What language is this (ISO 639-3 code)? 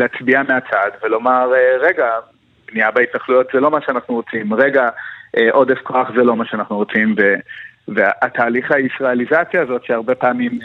heb